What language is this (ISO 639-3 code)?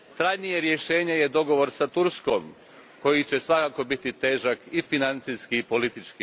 hrv